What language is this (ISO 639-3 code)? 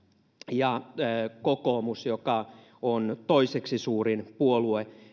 fin